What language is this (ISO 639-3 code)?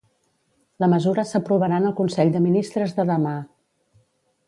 cat